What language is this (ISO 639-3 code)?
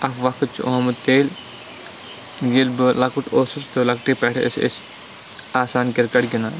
kas